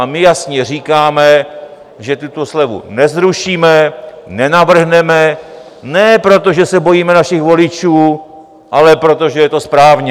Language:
Czech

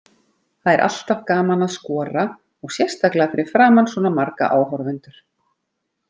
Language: Icelandic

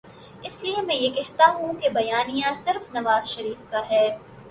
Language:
Urdu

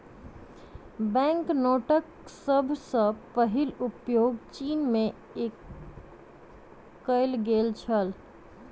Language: Maithili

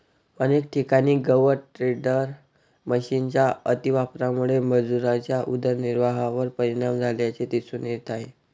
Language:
Marathi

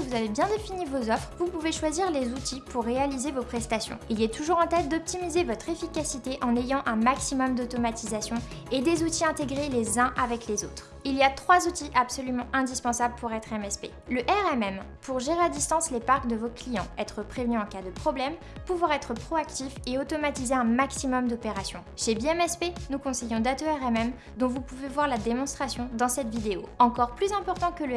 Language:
French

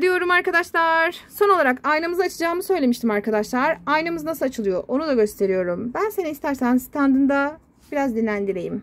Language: Turkish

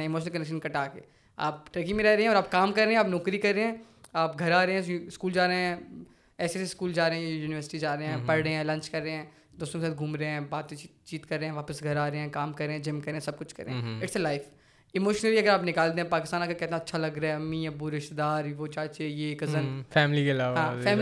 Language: Urdu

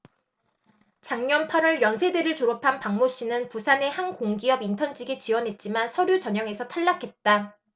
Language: Korean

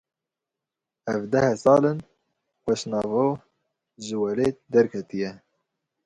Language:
Kurdish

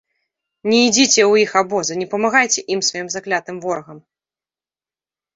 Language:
Belarusian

